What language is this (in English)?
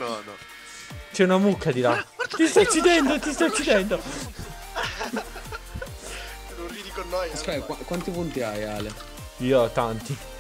Italian